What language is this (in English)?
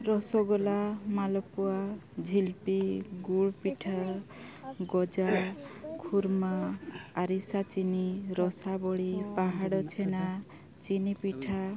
Santali